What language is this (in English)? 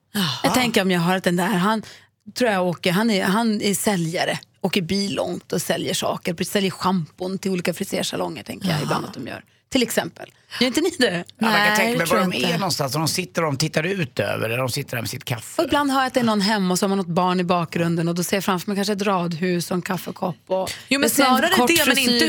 Swedish